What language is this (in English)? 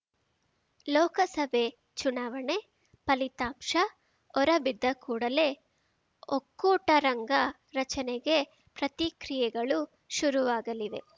Kannada